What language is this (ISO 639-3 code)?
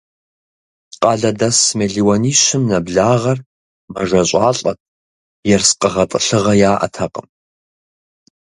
kbd